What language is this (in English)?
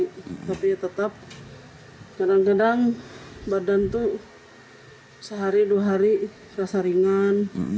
Indonesian